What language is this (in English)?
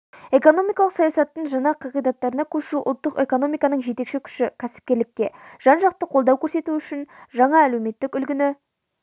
Kazakh